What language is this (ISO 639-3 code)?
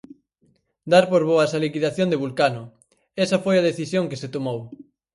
glg